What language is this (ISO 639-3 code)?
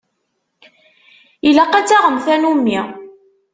kab